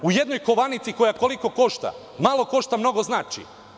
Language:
Serbian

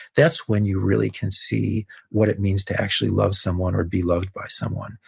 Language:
English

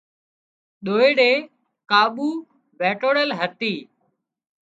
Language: Wadiyara Koli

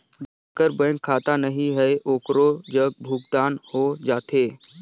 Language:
Chhattisgarhi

